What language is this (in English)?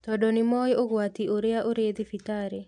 Kikuyu